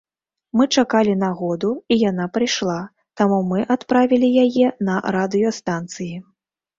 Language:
Belarusian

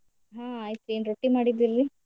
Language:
Kannada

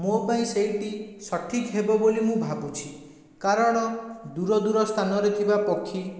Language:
Odia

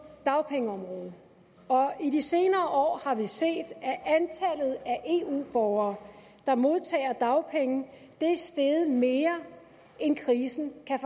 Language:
Danish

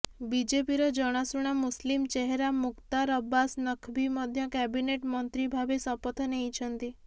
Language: Odia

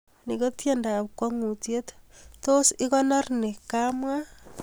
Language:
Kalenjin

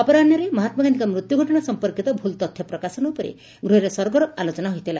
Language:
Odia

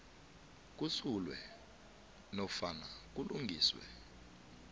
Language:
South Ndebele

